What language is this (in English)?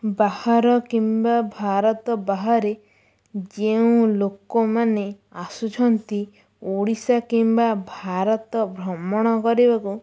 Odia